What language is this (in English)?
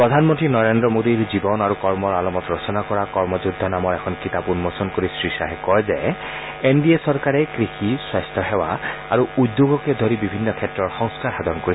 Assamese